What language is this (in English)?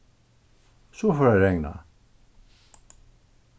Faroese